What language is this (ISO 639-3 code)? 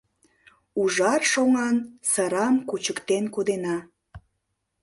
chm